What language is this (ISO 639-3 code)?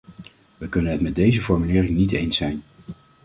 nld